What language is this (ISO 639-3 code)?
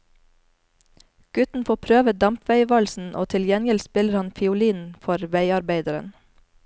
nor